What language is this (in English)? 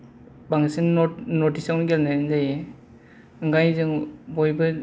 Bodo